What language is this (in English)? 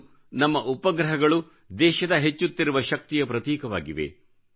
Kannada